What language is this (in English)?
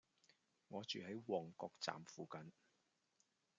Cantonese